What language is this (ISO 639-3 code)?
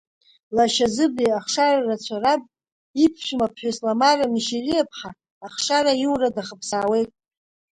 abk